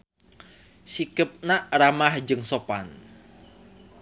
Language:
Sundanese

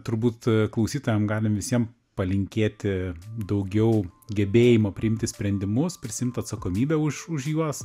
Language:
Lithuanian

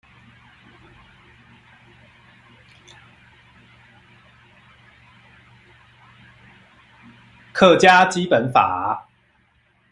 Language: Chinese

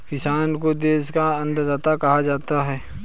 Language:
Hindi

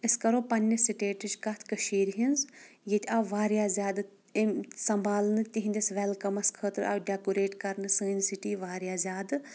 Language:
Kashmiri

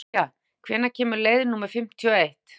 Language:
Icelandic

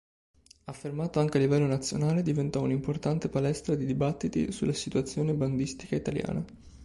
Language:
Italian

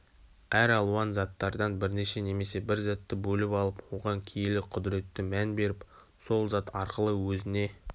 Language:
Kazakh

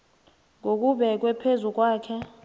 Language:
South Ndebele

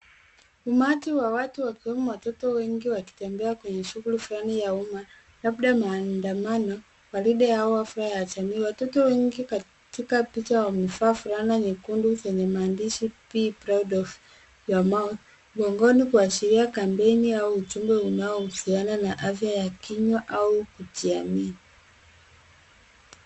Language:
Swahili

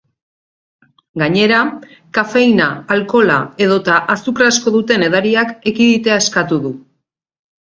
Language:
Basque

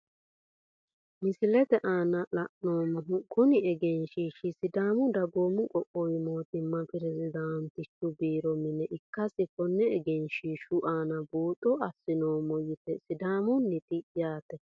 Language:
Sidamo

